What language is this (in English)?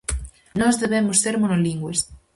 Galician